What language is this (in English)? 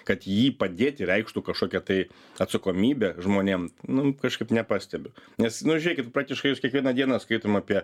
Lithuanian